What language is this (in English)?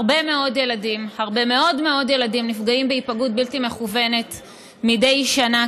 Hebrew